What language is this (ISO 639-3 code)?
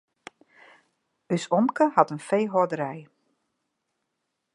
fry